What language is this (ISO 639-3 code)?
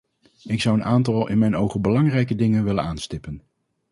nld